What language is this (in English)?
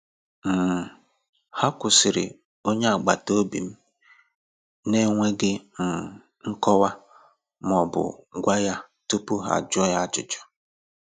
Igbo